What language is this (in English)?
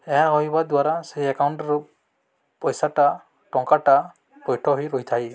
Odia